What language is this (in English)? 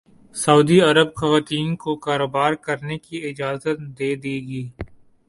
Urdu